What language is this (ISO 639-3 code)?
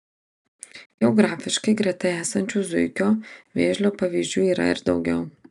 lit